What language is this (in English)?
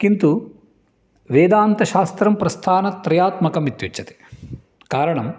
Sanskrit